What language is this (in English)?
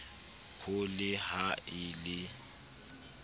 Southern Sotho